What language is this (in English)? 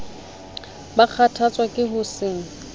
Southern Sotho